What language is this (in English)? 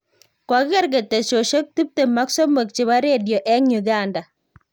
Kalenjin